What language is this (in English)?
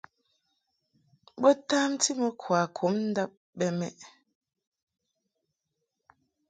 Mungaka